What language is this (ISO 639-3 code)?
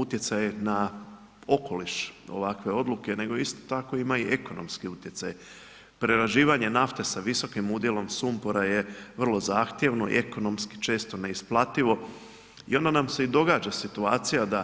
hrv